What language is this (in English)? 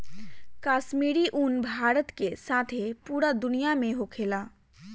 Bhojpuri